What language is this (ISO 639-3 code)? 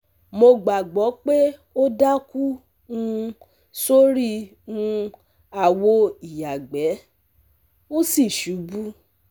yor